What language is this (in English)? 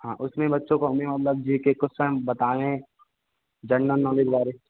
Hindi